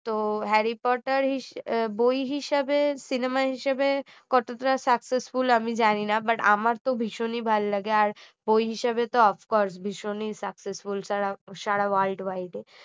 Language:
Bangla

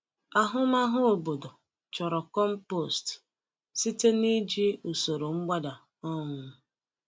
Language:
Igbo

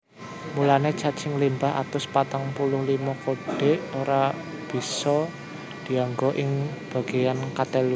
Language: Javanese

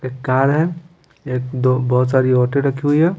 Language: Hindi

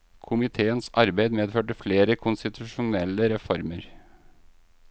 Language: Norwegian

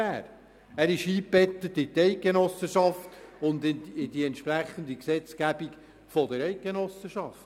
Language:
Swiss German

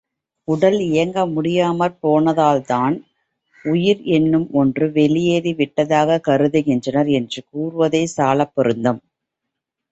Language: Tamil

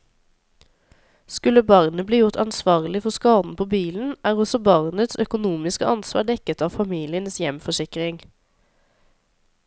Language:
Norwegian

